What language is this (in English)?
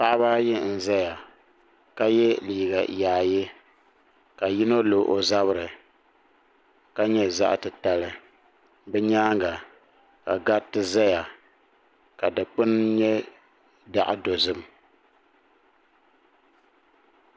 Dagbani